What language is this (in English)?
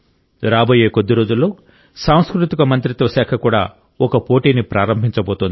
Telugu